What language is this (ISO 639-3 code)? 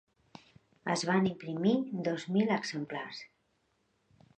cat